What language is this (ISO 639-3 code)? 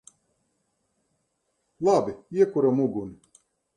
lav